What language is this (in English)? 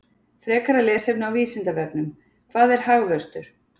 Icelandic